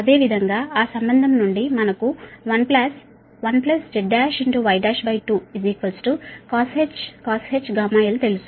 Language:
Telugu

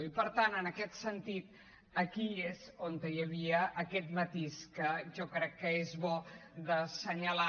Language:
Catalan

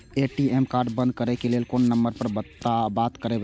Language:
Maithili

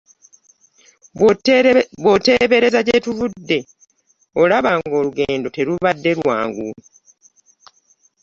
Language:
Ganda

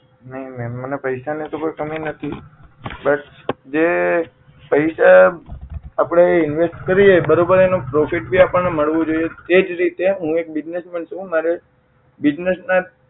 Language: Gujarati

